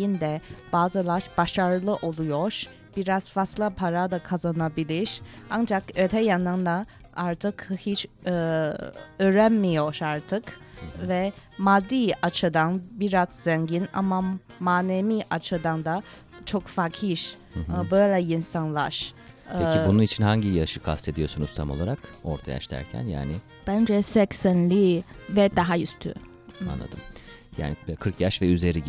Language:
Turkish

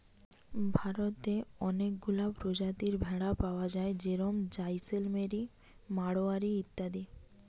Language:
Bangla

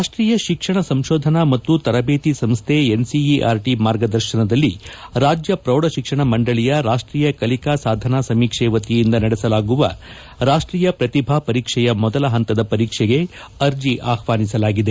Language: Kannada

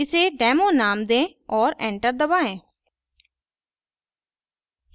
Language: Hindi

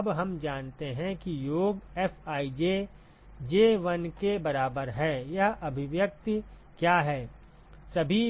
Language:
Hindi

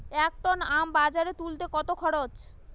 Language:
Bangla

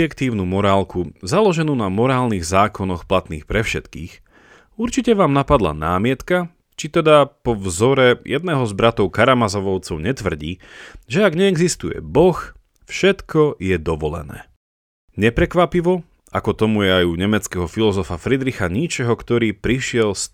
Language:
Slovak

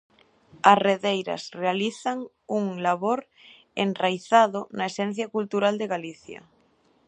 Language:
Galician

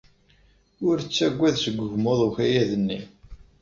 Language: Kabyle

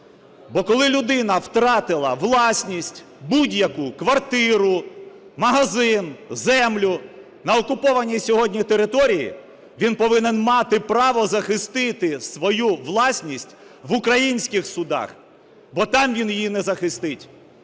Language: Ukrainian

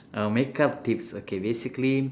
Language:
English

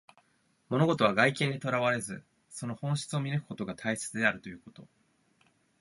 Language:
Japanese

